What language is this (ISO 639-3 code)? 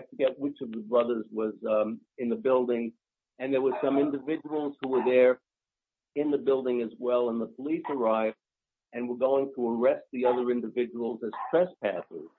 eng